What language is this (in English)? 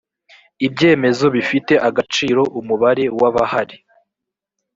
Kinyarwanda